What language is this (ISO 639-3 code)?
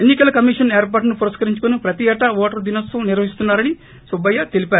tel